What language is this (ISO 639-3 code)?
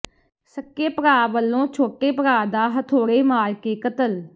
pan